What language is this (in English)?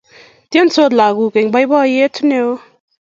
Kalenjin